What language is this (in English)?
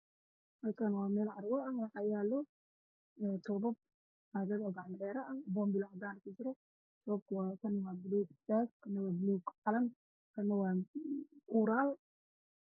Somali